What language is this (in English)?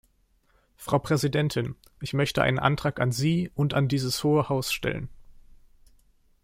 German